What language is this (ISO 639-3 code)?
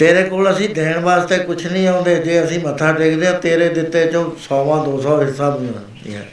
pan